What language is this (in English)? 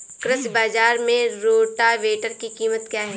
Hindi